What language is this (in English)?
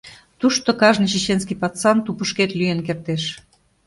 Mari